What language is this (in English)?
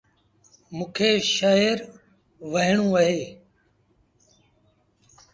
Sindhi Bhil